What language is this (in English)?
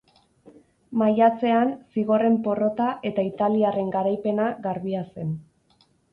Basque